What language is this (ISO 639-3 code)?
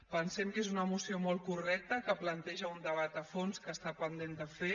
cat